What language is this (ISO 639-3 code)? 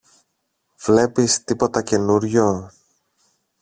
ell